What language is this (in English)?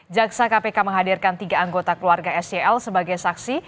Indonesian